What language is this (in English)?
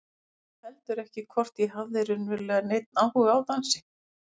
Icelandic